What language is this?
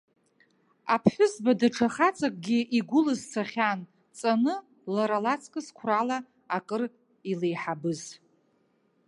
Abkhazian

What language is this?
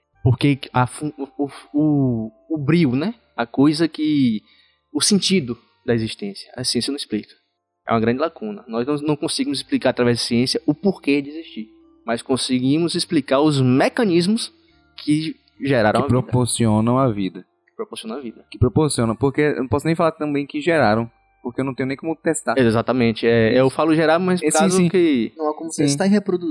Portuguese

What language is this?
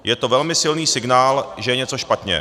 Czech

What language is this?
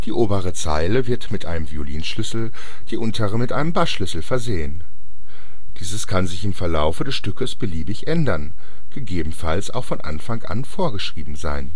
German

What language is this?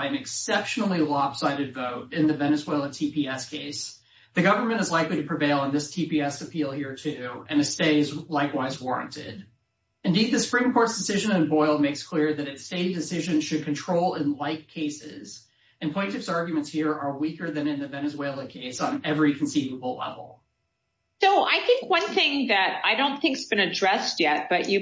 English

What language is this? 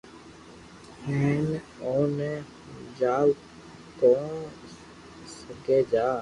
Loarki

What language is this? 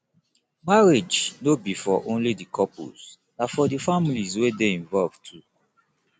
Nigerian Pidgin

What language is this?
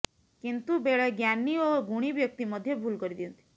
Odia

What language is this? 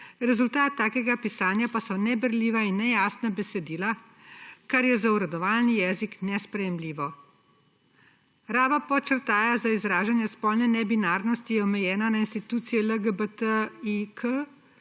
Slovenian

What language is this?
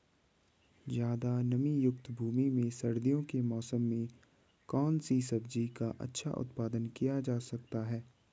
Hindi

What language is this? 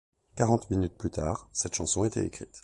French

